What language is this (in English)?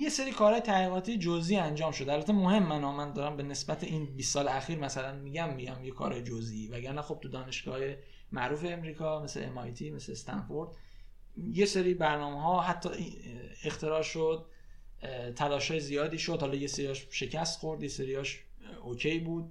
Persian